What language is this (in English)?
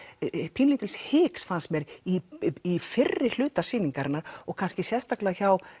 Icelandic